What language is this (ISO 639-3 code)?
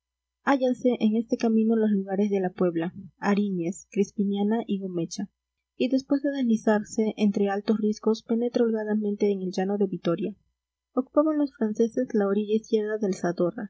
spa